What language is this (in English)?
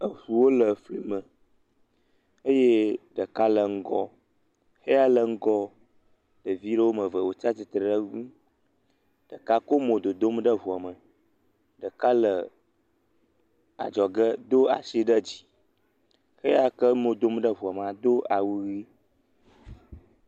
Ewe